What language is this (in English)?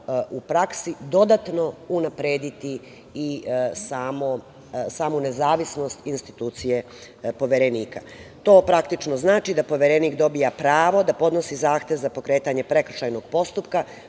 Serbian